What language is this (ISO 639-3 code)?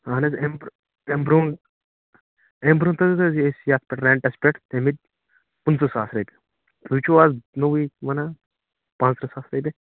kas